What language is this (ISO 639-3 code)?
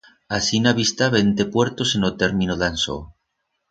arg